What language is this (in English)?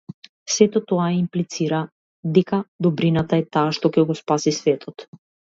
Macedonian